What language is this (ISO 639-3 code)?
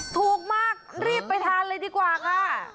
tha